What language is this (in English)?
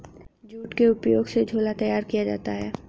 Hindi